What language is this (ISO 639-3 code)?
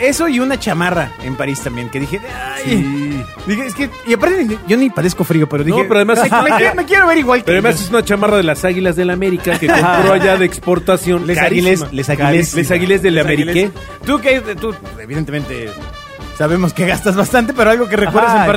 spa